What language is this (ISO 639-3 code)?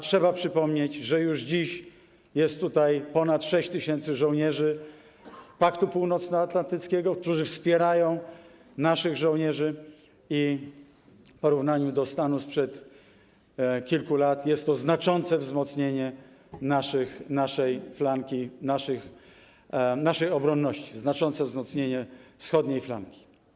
pol